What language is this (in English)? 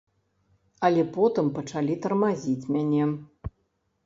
Belarusian